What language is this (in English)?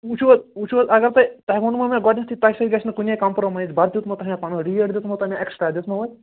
Kashmiri